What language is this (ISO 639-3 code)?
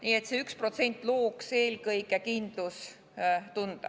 est